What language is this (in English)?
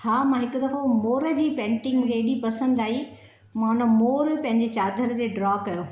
Sindhi